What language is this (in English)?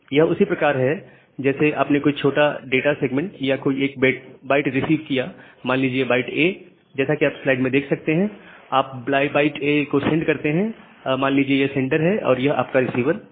Hindi